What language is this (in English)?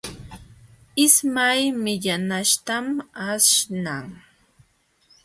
Jauja Wanca Quechua